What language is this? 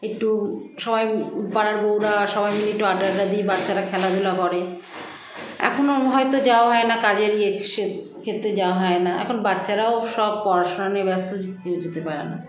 Bangla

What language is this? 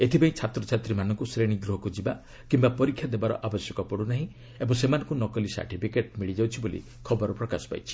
Odia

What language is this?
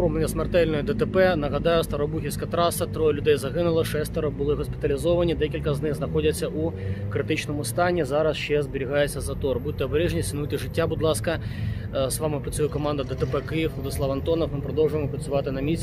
Ukrainian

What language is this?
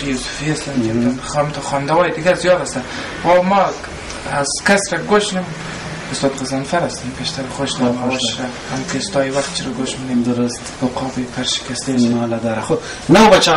Persian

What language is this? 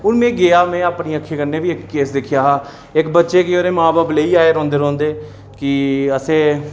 Dogri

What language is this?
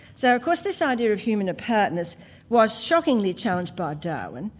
English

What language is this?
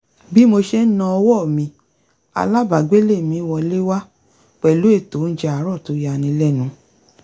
Yoruba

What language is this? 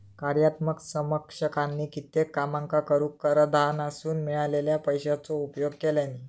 Marathi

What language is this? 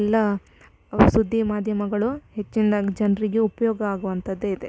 Kannada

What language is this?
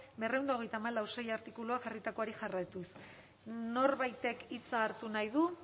Basque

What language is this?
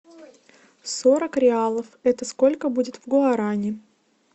Russian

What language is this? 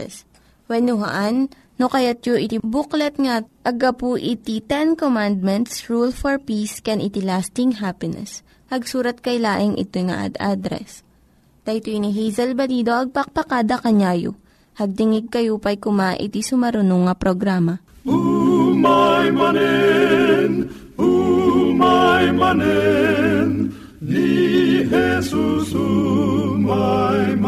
Filipino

